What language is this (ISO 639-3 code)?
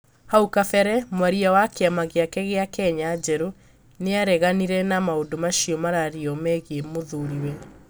kik